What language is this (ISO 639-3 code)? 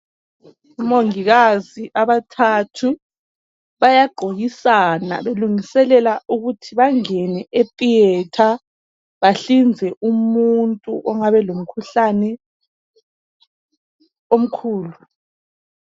nde